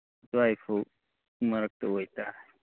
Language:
Manipuri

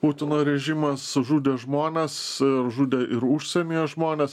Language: Lithuanian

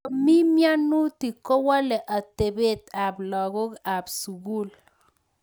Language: Kalenjin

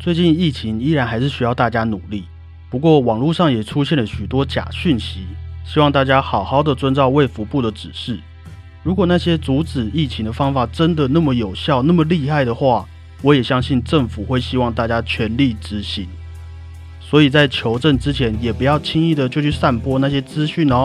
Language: Chinese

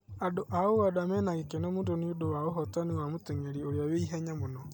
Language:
Kikuyu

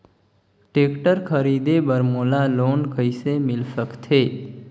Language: Chhattisgarhi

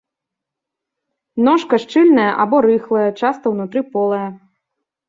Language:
Belarusian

